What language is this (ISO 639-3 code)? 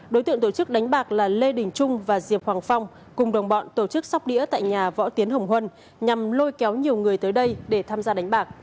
vie